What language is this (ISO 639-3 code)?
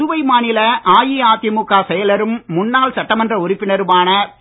tam